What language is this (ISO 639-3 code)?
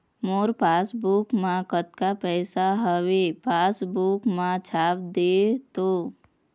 hne